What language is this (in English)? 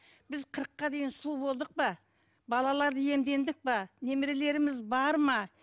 Kazakh